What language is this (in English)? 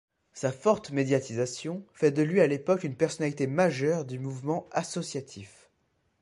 French